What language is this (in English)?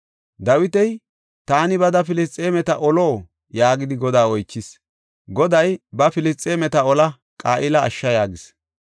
Gofa